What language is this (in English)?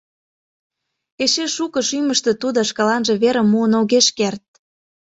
Mari